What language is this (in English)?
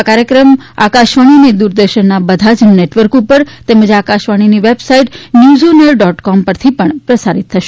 Gujarati